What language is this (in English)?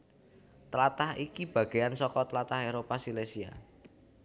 Javanese